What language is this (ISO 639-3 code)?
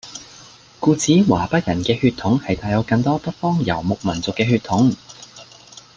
yue